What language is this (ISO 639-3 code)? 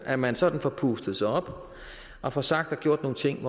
dan